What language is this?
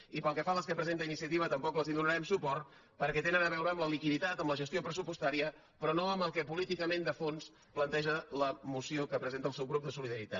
Catalan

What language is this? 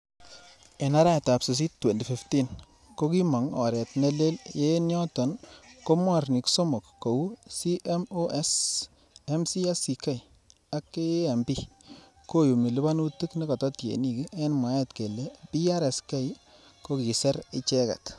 Kalenjin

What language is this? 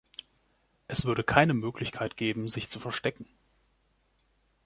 German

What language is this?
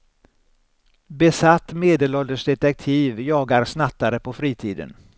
Swedish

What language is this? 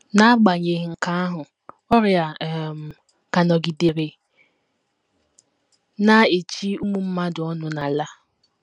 Igbo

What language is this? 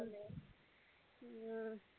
Tamil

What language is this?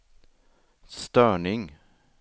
Swedish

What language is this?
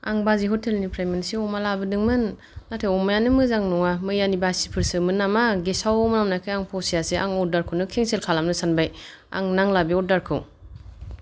Bodo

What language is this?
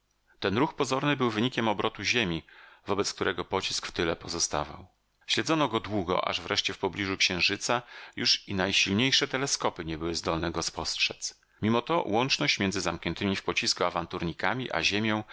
Polish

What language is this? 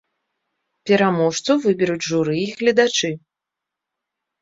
Belarusian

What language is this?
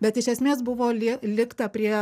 Lithuanian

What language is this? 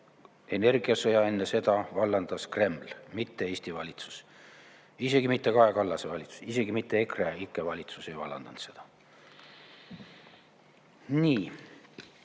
Estonian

